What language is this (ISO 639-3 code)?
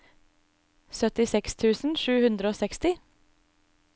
nor